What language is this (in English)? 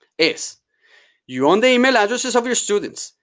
English